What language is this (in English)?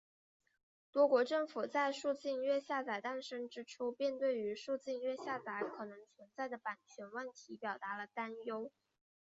Chinese